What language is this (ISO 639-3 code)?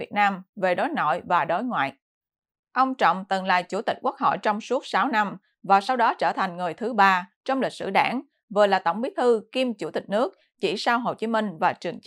vie